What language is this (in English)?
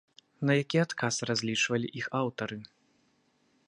Belarusian